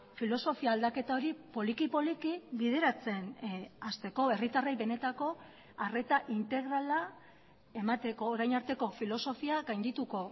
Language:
Basque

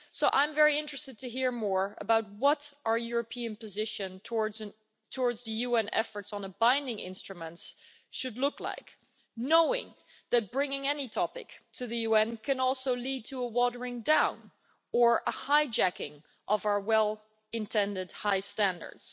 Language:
English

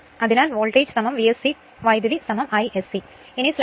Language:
Malayalam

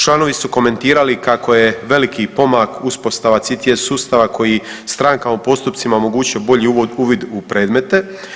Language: Croatian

